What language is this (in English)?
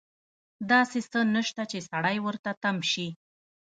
Pashto